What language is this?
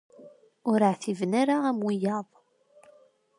Kabyle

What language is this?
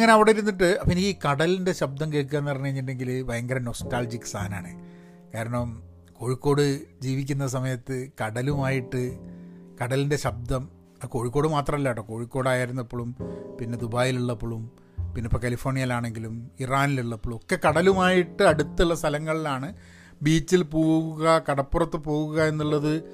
Malayalam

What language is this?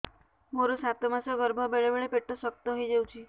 Odia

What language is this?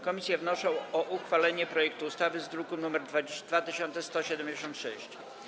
Polish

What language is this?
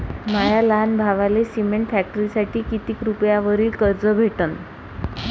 Marathi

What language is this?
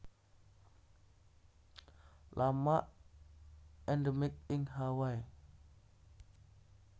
Javanese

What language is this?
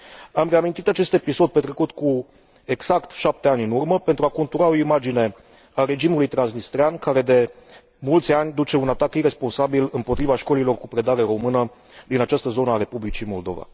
Romanian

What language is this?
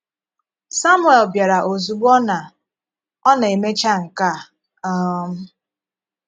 Igbo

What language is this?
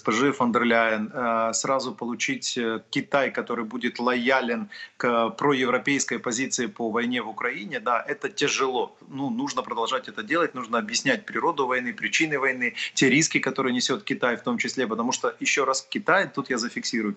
Russian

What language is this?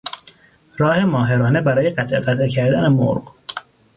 Persian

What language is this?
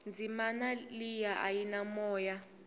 Tsonga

